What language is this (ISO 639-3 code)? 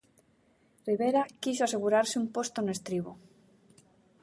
glg